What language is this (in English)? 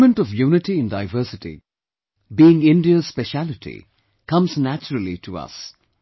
English